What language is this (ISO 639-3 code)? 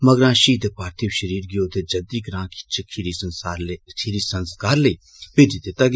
doi